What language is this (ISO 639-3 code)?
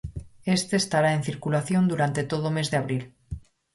glg